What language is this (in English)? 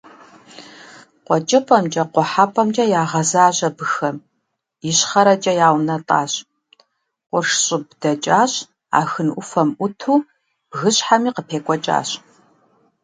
Kabardian